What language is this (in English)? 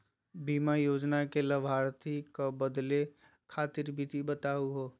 Magahi